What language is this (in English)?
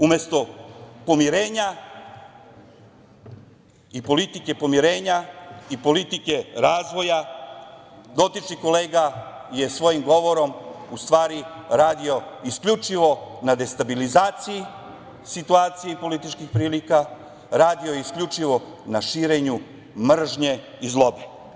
Serbian